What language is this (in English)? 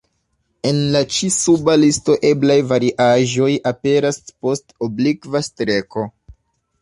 Esperanto